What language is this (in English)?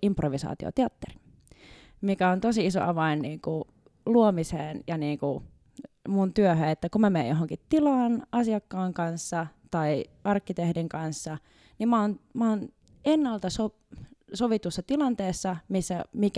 Finnish